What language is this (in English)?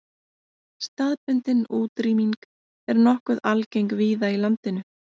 Icelandic